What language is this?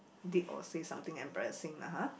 English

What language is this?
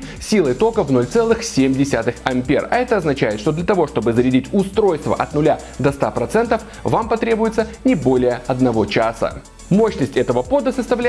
Russian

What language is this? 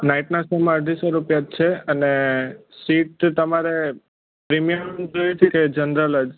Gujarati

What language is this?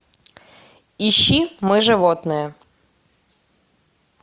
Russian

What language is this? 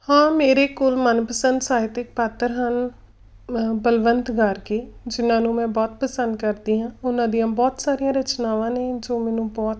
Punjabi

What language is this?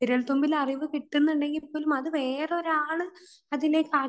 Malayalam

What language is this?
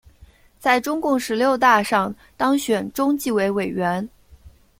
Chinese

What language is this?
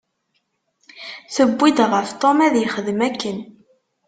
Kabyle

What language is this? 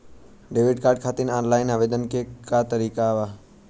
Bhojpuri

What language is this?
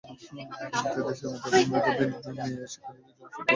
Bangla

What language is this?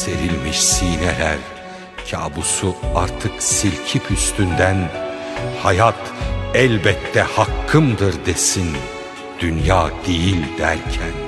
Turkish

